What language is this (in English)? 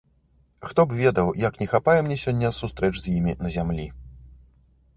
Belarusian